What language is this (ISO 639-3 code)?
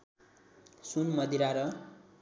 nep